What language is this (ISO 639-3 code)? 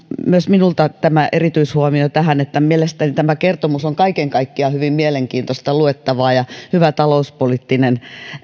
fin